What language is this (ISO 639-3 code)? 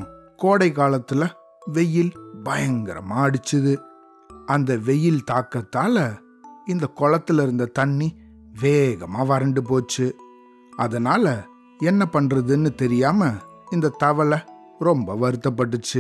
tam